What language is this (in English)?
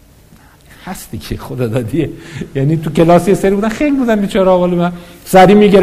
Persian